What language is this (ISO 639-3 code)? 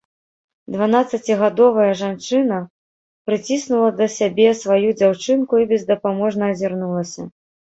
bel